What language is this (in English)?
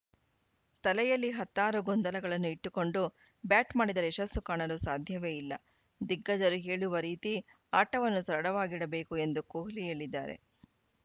Kannada